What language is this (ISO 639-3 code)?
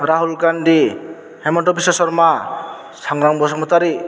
brx